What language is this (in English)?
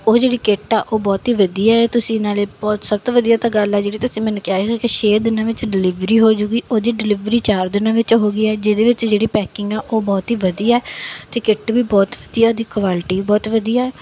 Punjabi